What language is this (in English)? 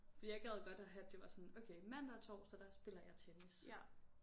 Danish